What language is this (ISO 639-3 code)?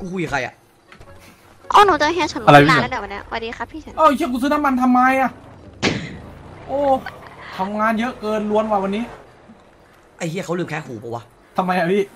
tha